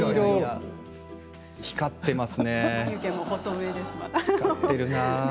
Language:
Japanese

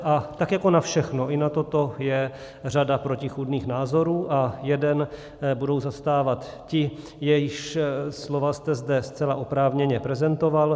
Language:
Czech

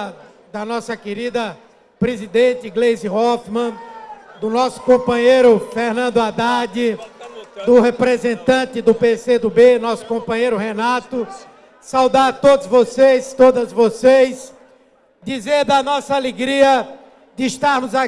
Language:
Portuguese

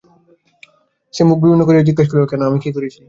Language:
Bangla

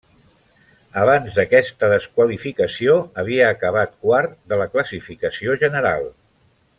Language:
Catalan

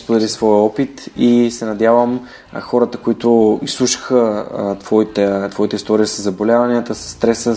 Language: Bulgarian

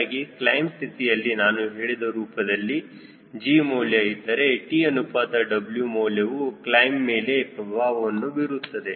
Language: Kannada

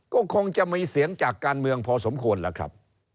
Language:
Thai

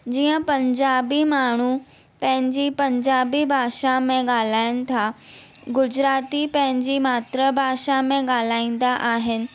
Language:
Sindhi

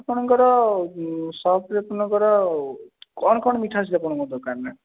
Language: Odia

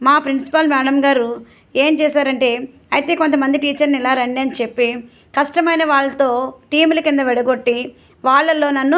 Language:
Telugu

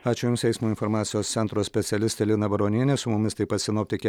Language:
Lithuanian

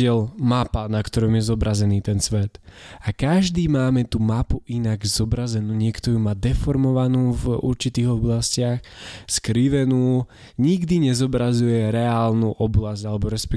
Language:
Slovak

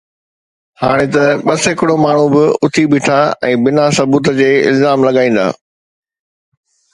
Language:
Sindhi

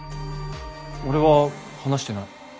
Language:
Japanese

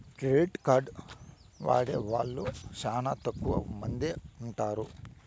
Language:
Telugu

